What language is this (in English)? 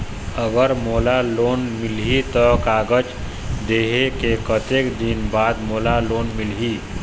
Chhattisgarhi